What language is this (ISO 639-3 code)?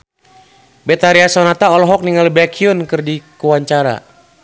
sun